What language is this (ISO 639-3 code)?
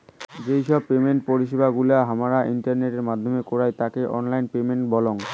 ben